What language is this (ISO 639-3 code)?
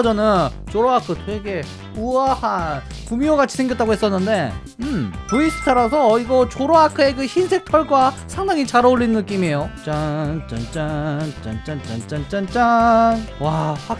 kor